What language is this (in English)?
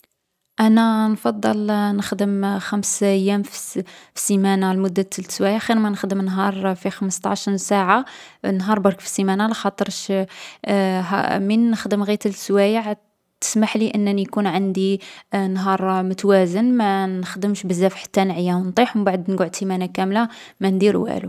Algerian Arabic